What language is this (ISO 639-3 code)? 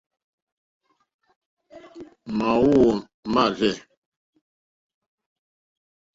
bri